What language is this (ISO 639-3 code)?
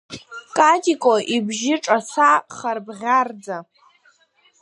abk